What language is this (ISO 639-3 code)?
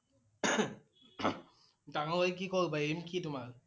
asm